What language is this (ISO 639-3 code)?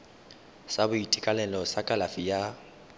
tsn